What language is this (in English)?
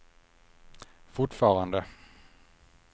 Swedish